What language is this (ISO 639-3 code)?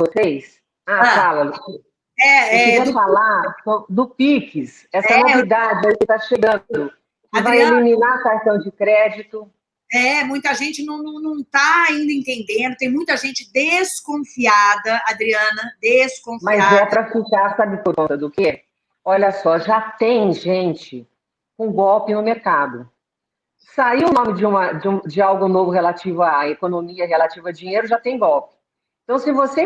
por